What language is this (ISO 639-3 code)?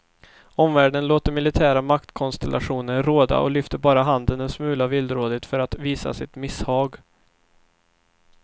swe